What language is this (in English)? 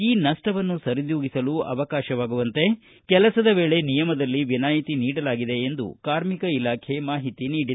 Kannada